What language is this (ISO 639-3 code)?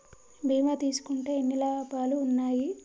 tel